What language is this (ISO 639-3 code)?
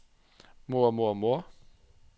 nor